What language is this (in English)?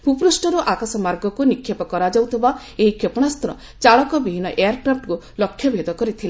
Odia